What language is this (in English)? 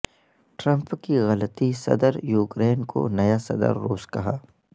Urdu